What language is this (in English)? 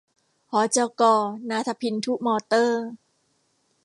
Thai